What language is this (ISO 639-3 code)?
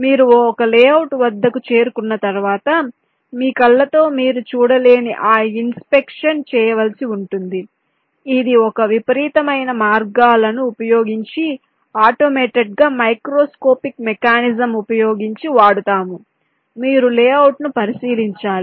tel